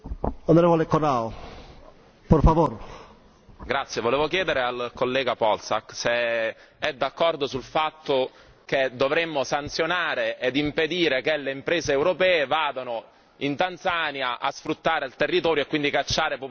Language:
Italian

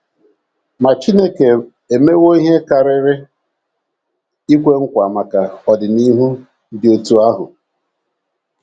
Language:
Igbo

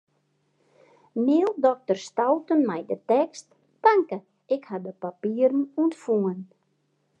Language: Western Frisian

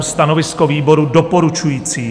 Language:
Czech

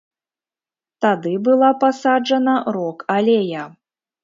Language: Belarusian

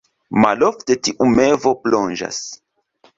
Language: Esperanto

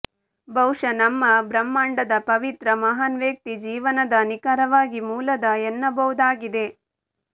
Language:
Kannada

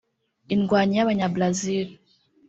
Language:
Kinyarwanda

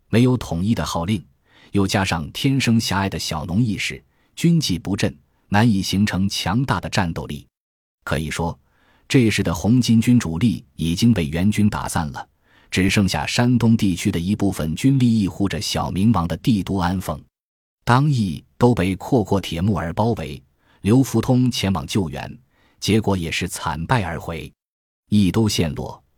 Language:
Chinese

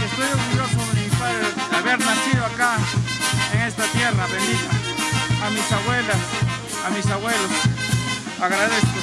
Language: Spanish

